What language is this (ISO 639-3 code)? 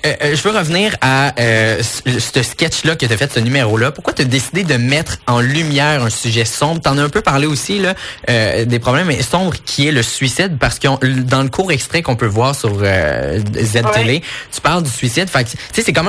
fra